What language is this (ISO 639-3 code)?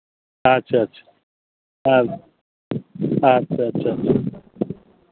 sat